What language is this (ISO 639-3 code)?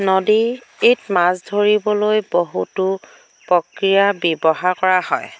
asm